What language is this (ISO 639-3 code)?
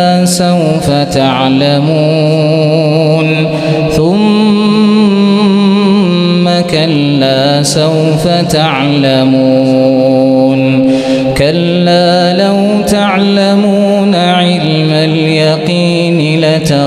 ara